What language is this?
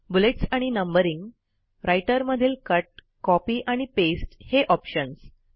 Marathi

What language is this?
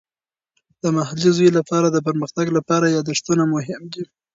Pashto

